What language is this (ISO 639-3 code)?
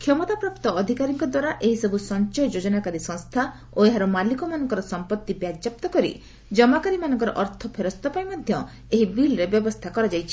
ori